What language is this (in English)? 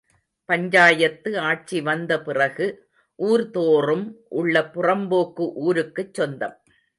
Tamil